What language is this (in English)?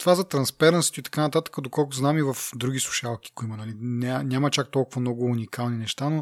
Bulgarian